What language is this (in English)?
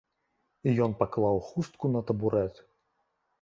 Belarusian